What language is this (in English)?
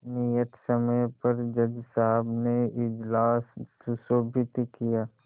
Hindi